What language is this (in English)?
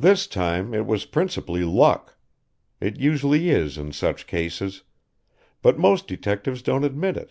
English